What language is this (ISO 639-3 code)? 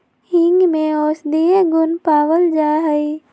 mag